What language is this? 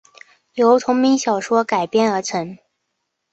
Chinese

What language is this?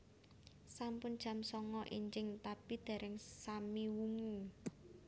Javanese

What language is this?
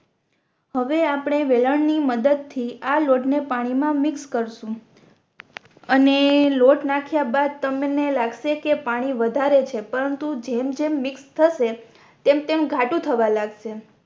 Gujarati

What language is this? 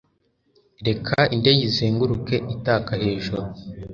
Kinyarwanda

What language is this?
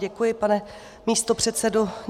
Czech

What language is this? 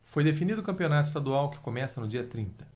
Portuguese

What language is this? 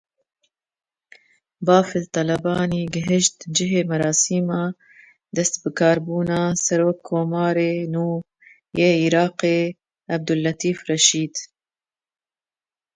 Kurdish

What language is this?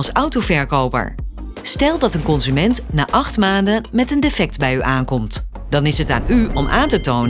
Dutch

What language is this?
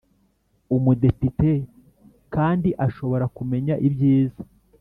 Kinyarwanda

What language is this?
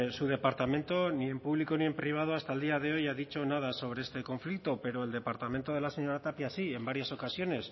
Spanish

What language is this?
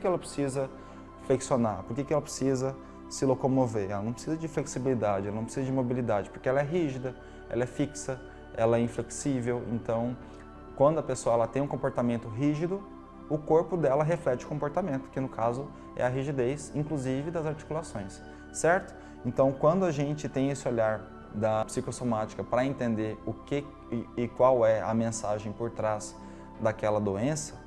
Portuguese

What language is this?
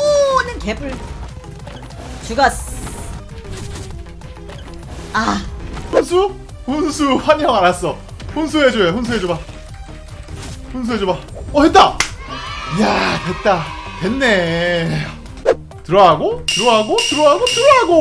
Korean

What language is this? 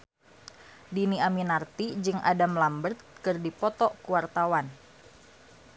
Sundanese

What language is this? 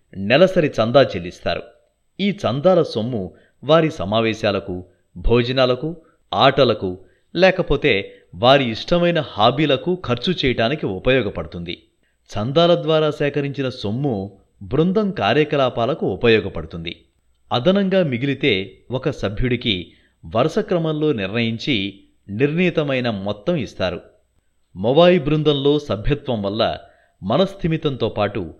Telugu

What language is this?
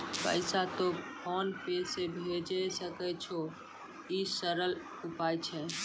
Maithili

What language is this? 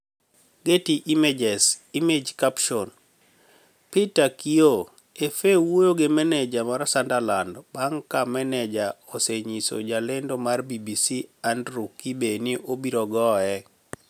Luo (Kenya and Tanzania)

